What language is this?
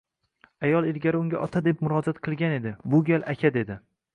Uzbek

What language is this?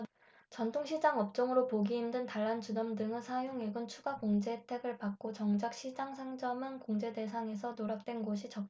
Korean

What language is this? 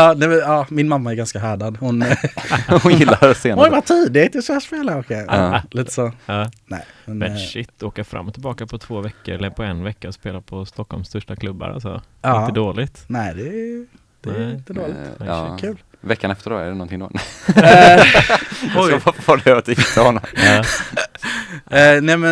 Swedish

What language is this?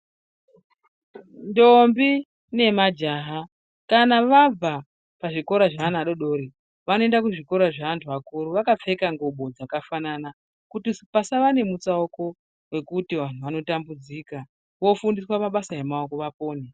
Ndau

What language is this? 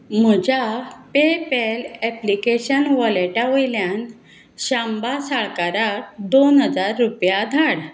Konkani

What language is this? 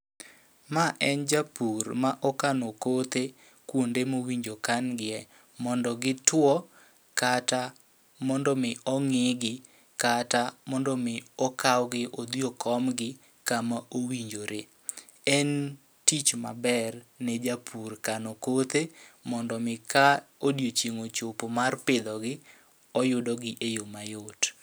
Luo (Kenya and Tanzania)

